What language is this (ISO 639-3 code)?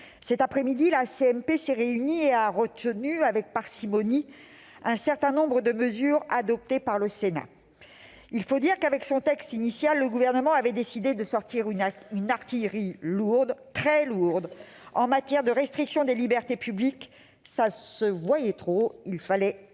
fra